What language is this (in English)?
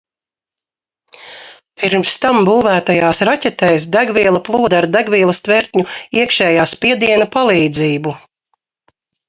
Latvian